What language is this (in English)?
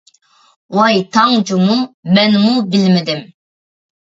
Uyghur